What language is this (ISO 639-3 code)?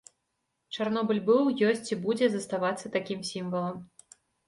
bel